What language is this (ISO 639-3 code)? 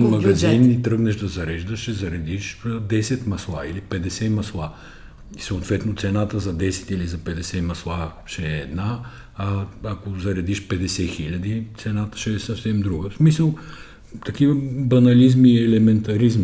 bul